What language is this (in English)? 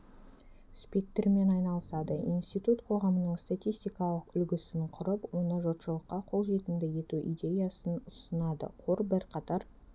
Kazakh